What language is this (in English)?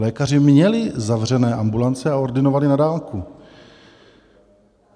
Czech